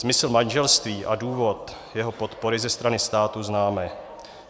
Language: Czech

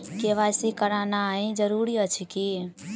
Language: Maithili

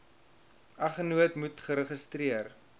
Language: Afrikaans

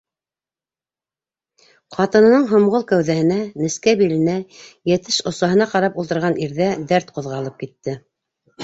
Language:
Bashkir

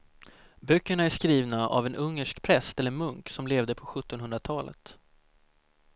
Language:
Swedish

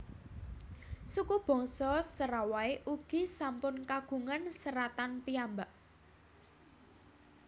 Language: Javanese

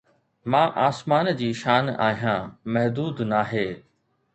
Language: Sindhi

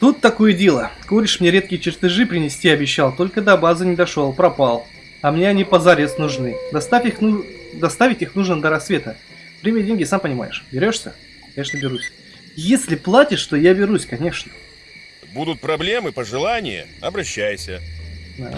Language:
Russian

